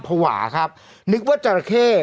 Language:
Thai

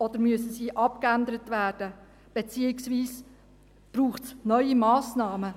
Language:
Swiss German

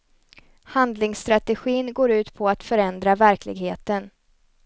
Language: Swedish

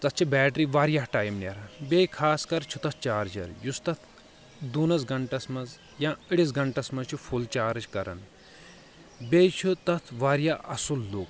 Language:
Kashmiri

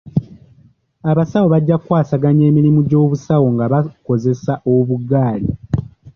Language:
Ganda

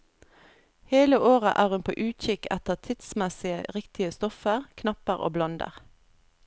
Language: Norwegian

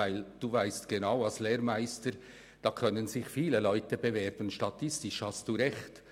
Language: Swiss German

